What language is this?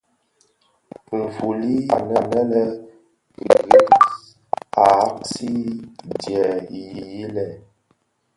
Bafia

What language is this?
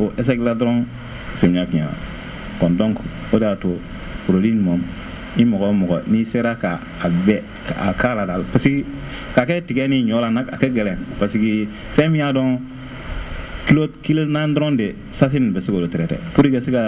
Wolof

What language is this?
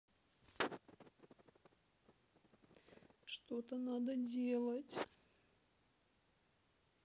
Russian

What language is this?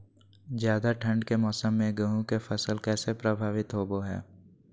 Magahi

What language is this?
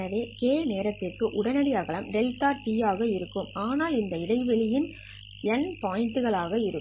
Tamil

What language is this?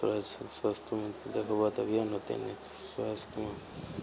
Maithili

